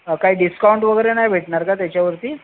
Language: Marathi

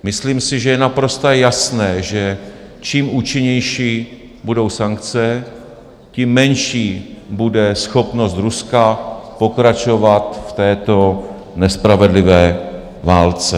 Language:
Czech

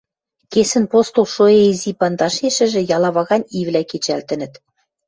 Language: Western Mari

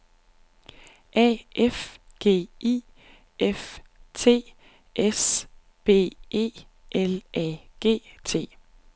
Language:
Danish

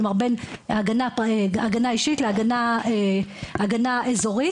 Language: Hebrew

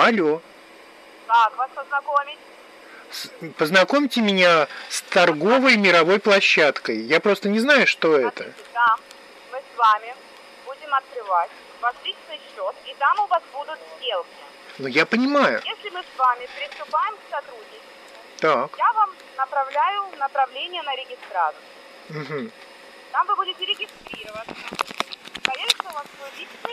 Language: Russian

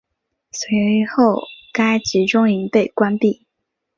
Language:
Chinese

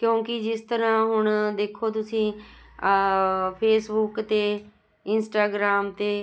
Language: Punjabi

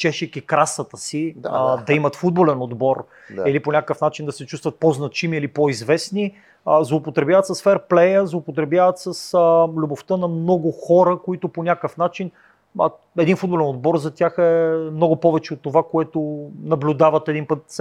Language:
Bulgarian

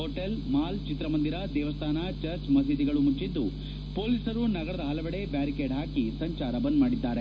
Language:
Kannada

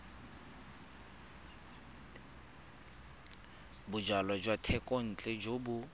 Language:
Tswana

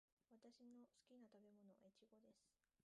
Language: Japanese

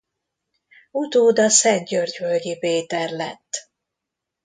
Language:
Hungarian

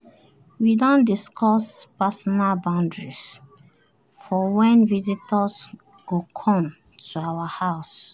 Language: Nigerian Pidgin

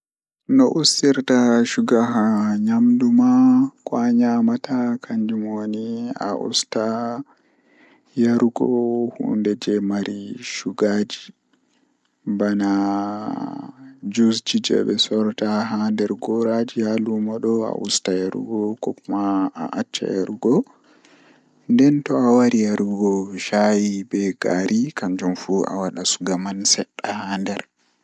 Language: Fula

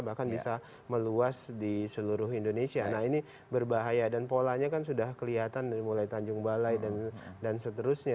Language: Indonesian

